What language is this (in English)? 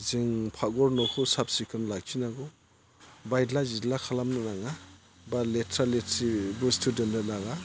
Bodo